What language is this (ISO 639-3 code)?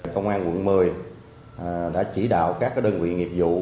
vie